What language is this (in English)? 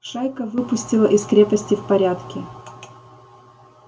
Russian